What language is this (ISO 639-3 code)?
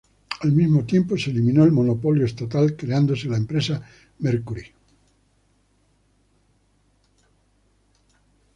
spa